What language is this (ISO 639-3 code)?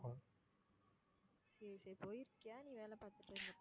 tam